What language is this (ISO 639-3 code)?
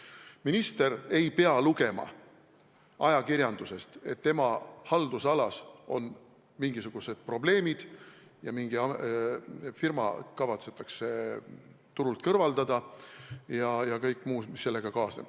est